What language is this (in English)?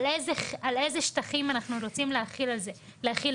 Hebrew